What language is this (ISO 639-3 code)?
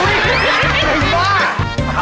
tha